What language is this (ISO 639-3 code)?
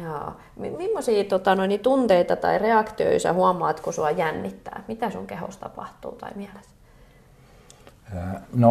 fin